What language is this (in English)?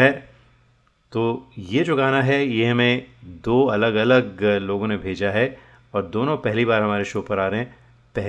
Hindi